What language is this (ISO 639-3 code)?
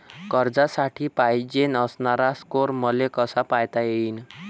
mar